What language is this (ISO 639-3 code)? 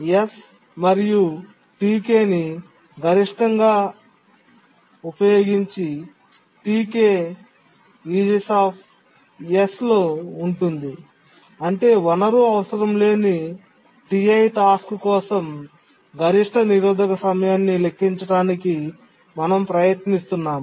tel